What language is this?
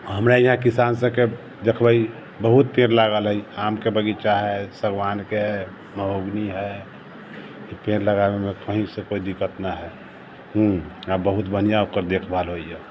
Maithili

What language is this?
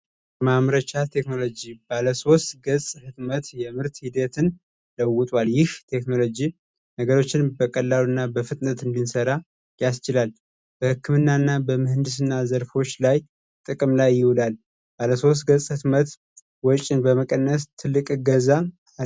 Amharic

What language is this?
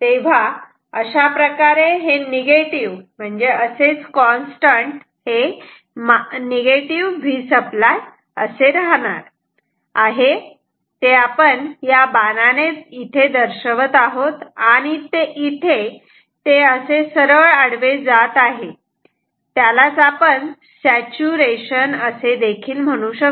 Marathi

